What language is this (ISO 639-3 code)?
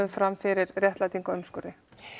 isl